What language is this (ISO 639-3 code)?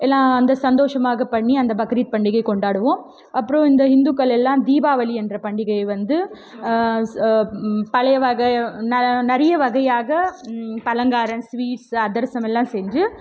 tam